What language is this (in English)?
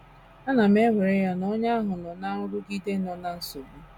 Igbo